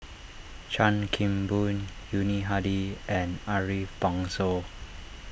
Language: English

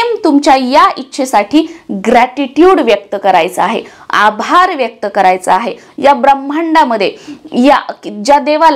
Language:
Marathi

